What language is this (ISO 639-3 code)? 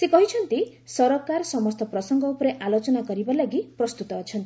ori